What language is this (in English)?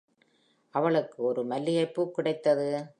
Tamil